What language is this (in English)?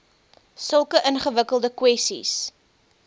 Afrikaans